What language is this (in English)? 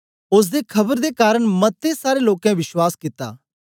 Dogri